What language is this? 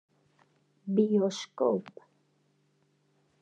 Western Frisian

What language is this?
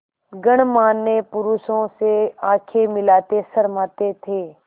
Hindi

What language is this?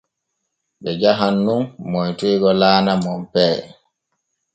Borgu Fulfulde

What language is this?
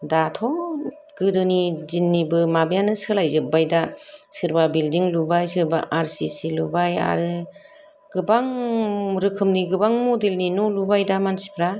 Bodo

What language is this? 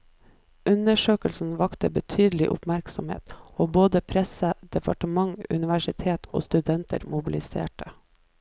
Norwegian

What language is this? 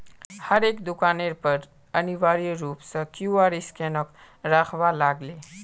Magahi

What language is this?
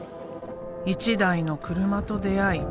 Japanese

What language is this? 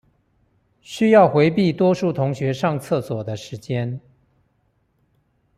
Chinese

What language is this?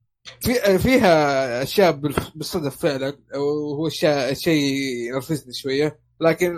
Arabic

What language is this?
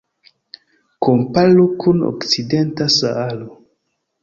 Esperanto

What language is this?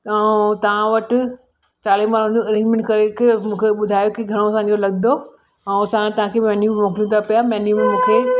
Sindhi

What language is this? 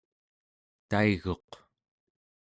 Central Yupik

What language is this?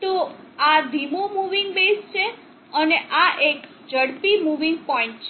Gujarati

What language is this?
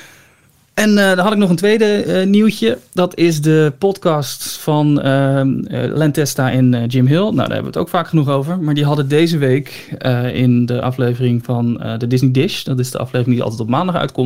Dutch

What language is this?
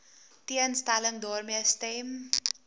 Afrikaans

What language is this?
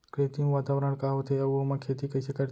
Chhattisgarhi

